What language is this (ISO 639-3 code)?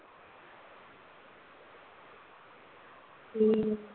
pan